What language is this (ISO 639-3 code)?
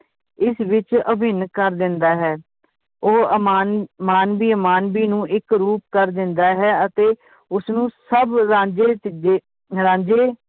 pan